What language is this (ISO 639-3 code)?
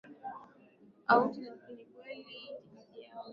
swa